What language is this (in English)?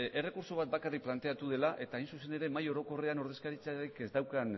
Basque